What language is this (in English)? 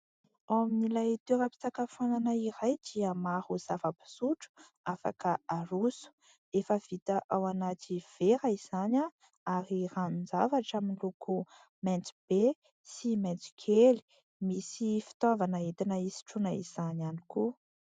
Malagasy